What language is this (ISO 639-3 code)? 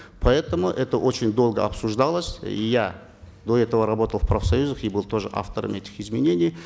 kaz